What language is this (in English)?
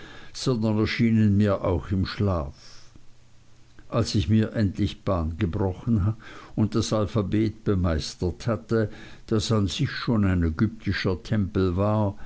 German